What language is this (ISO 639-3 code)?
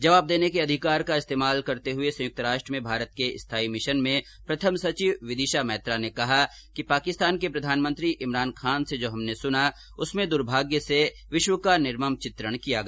hin